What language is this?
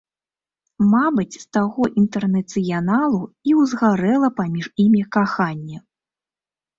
Belarusian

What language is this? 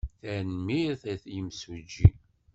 Kabyle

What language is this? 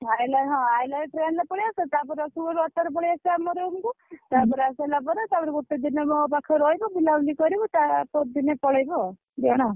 Odia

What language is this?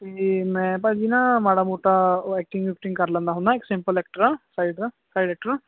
Punjabi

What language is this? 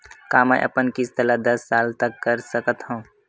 Chhattisgarhi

